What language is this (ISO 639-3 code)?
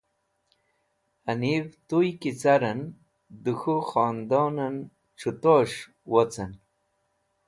wbl